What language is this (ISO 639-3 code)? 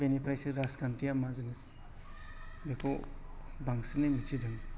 brx